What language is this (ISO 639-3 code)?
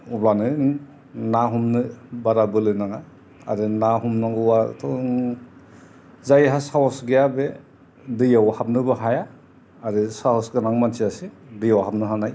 brx